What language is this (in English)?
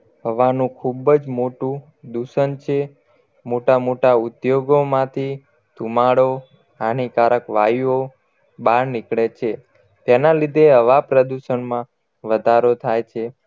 Gujarati